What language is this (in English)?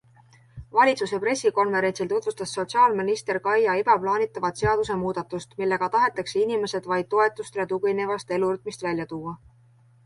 Estonian